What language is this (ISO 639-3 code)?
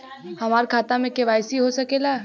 bho